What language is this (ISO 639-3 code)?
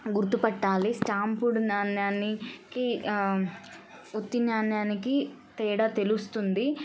tel